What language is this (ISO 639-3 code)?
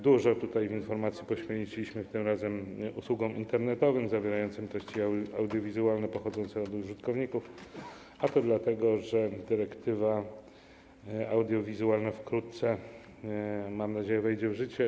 pol